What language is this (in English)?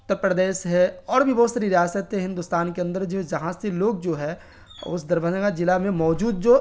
Urdu